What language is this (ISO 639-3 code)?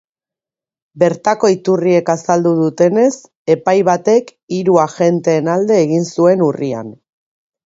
eus